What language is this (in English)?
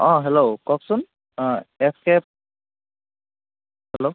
Assamese